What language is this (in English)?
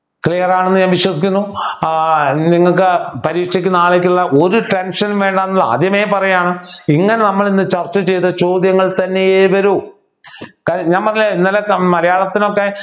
Malayalam